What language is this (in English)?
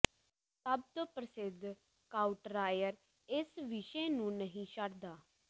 Punjabi